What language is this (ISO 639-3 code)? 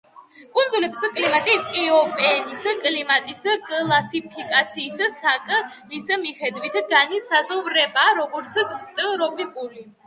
kat